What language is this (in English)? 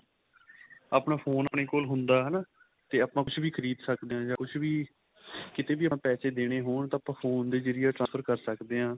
Punjabi